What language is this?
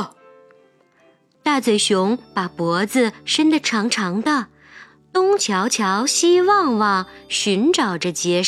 Chinese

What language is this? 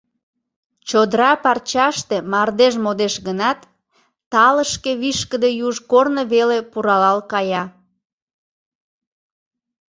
Mari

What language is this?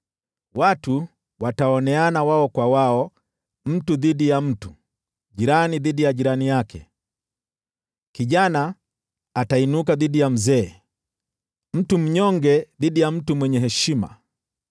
Swahili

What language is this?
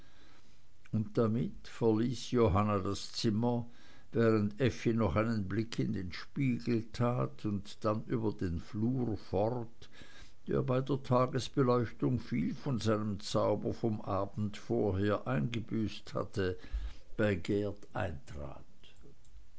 German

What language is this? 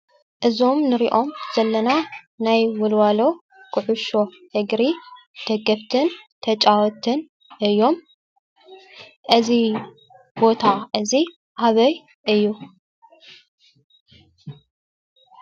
Tigrinya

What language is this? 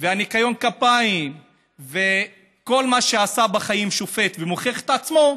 Hebrew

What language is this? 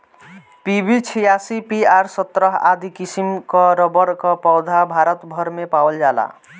Bhojpuri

